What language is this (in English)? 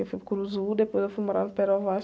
Portuguese